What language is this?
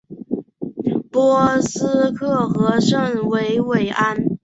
Chinese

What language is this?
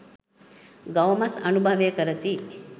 Sinhala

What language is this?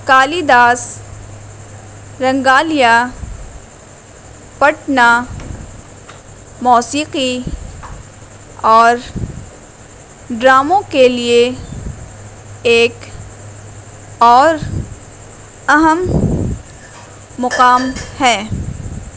Urdu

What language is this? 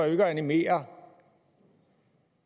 Danish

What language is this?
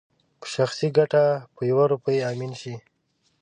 Pashto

